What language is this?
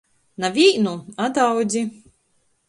Latgalian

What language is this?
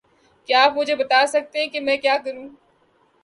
Urdu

